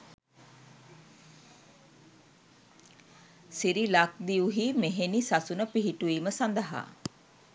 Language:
Sinhala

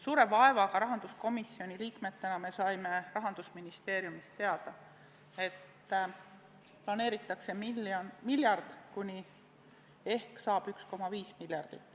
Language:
Estonian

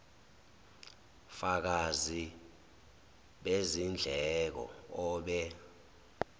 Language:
Zulu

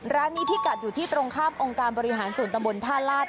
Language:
Thai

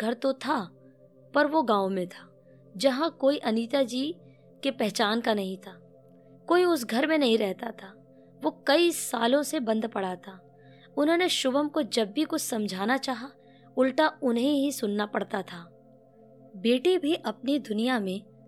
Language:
Hindi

